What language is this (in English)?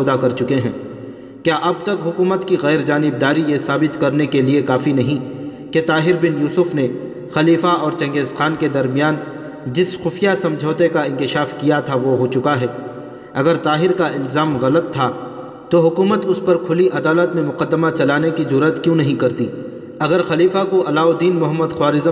Urdu